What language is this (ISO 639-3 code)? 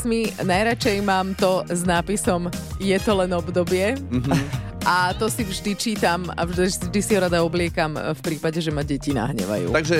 slk